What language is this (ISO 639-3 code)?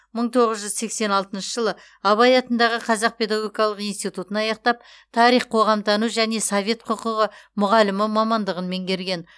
kaz